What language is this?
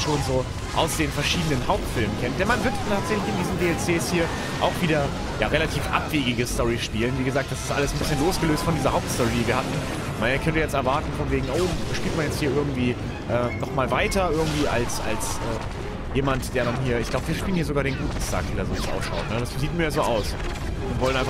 German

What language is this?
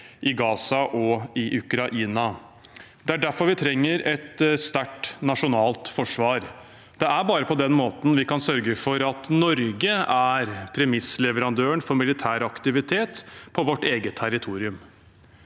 Norwegian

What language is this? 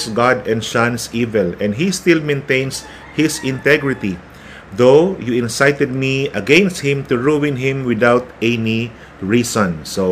Filipino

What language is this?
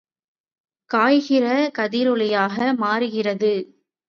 Tamil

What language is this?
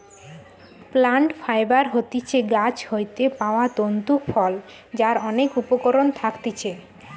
Bangla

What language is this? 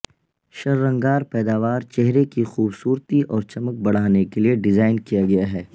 Urdu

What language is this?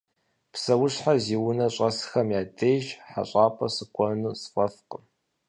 Kabardian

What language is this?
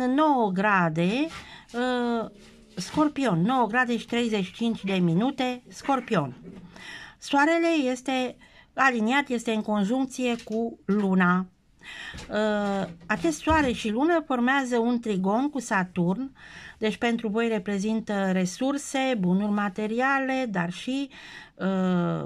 Romanian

